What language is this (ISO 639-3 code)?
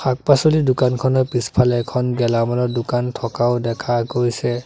asm